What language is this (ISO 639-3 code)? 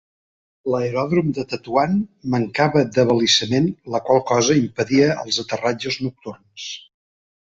cat